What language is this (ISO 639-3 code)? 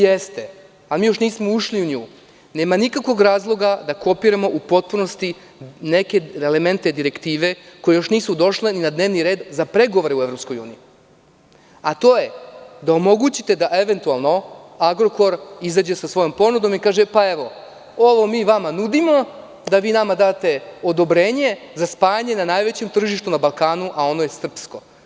srp